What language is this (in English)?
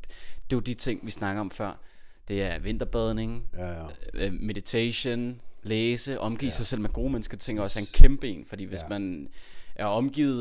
Danish